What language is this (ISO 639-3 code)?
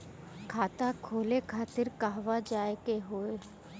bho